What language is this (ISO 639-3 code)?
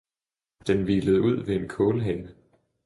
dan